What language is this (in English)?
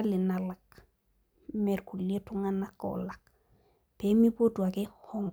Masai